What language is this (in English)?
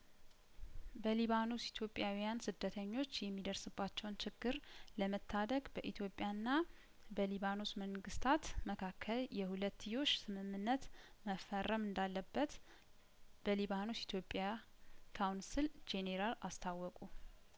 Amharic